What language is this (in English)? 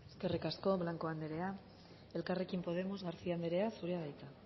Basque